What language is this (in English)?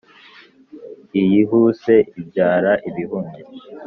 Kinyarwanda